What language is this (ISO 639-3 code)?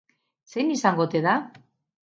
eus